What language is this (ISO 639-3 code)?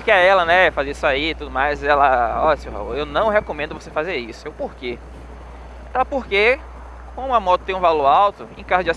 por